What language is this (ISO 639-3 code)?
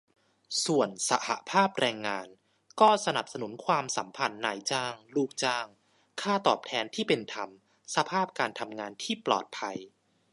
tha